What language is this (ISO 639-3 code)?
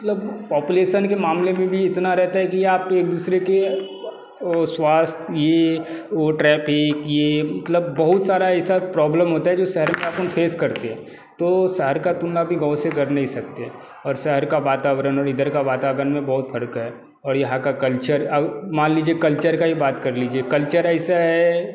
hin